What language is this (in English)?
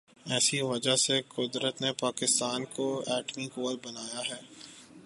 Urdu